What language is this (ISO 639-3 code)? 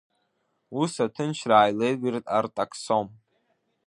abk